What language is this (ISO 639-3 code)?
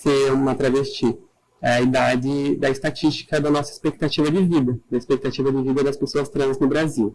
por